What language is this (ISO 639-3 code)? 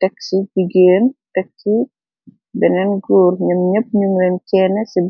wol